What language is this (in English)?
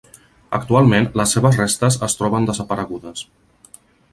Catalan